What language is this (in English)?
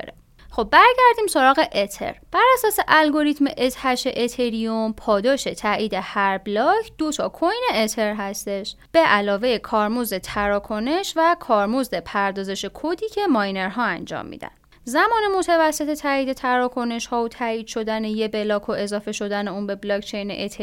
Persian